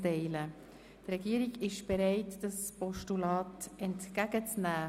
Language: Swiss German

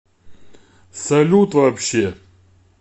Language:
Russian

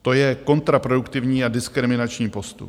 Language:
Czech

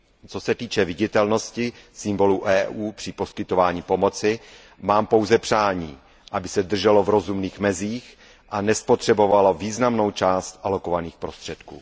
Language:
Czech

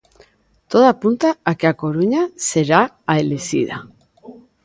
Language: Galician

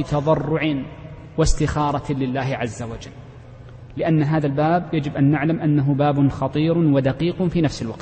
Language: Arabic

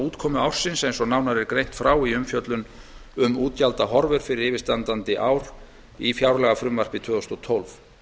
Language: Icelandic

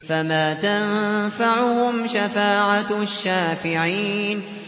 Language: Arabic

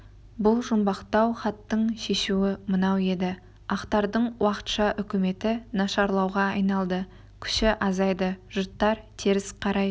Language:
Kazakh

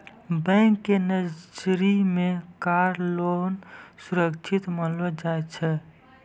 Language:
Maithili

